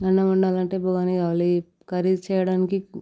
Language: Telugu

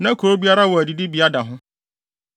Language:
Akan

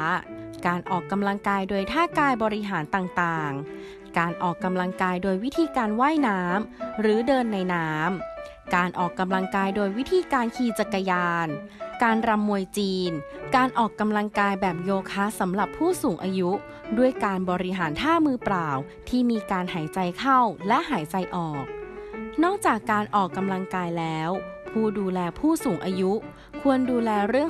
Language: Thai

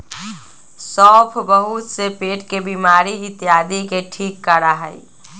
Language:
Magahi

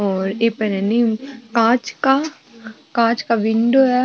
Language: Marwari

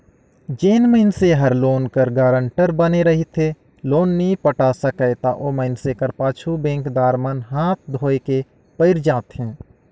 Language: Chhattisgarhi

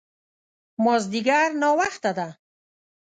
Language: Pashto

